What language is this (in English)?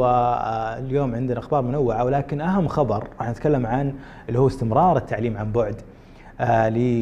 Arabic